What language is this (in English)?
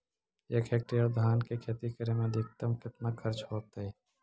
Magahi